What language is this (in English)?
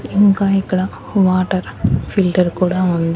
Telugu